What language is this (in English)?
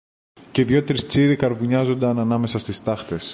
Greek